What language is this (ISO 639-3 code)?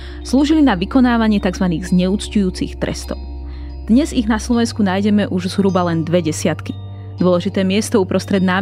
slk